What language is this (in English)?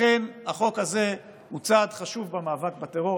Hebrew